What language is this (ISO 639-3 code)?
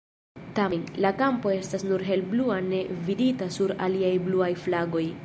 epo